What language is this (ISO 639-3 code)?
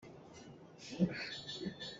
cnh